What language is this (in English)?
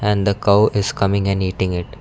English